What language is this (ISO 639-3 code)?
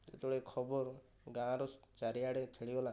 ori